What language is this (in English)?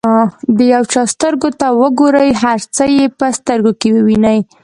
Pashto